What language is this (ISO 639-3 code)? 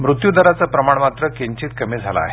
mar